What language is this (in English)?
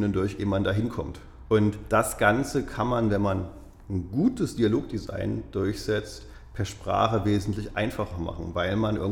German